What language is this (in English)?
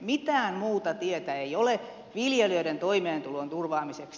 Finnish